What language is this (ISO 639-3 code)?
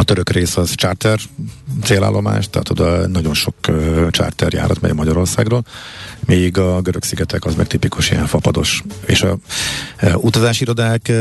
hun